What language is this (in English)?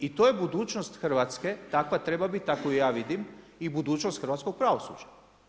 Croatian